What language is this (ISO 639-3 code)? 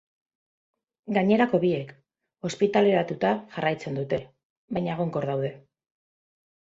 eus